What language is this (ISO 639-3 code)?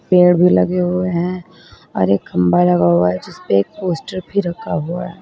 hin